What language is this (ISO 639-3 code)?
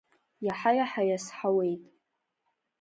abk